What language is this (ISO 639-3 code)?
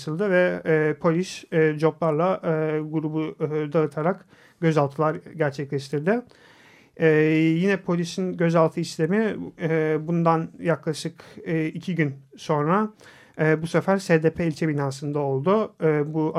tur